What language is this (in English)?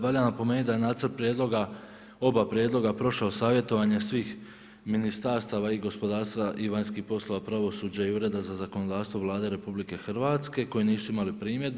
Croatian